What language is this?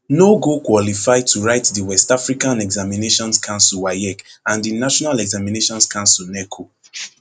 Nigerian Pidgin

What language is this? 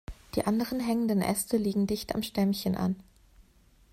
German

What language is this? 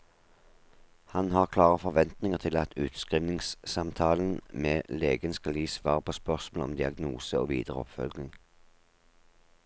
Norwegian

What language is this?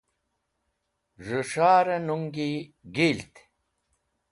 Wakhi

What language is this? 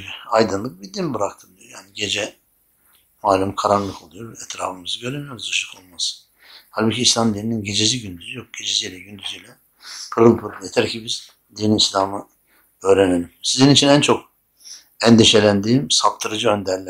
Turkish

